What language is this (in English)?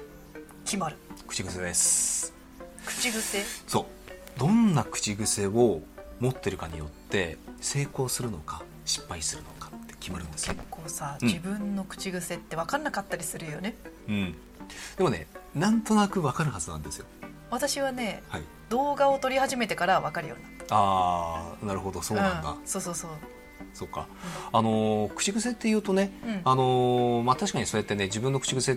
Japanese